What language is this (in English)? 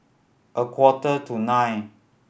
English